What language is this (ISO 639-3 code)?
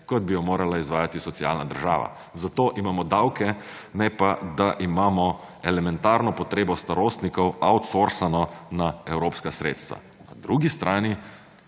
slv